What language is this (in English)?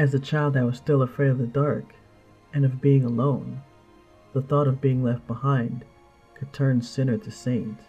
English